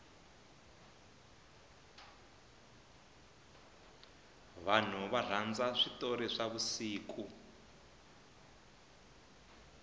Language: Tsonga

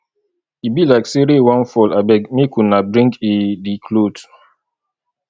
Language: Nigerian Pidgin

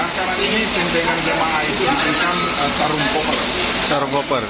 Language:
Indonesian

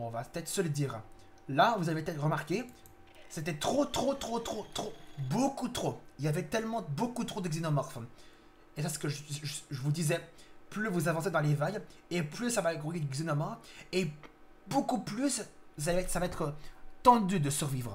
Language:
French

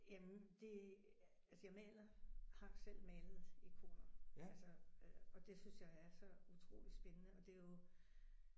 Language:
Danish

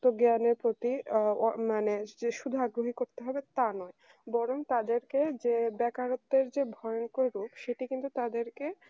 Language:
Bangla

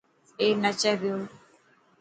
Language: Dhatki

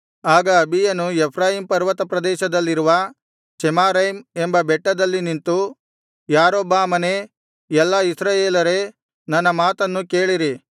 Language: Kannada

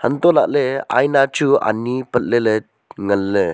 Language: Wancho Naga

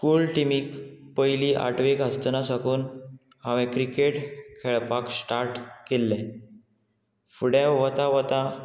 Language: Konkani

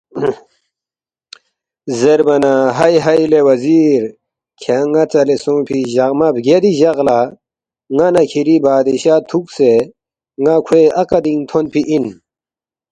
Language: Balti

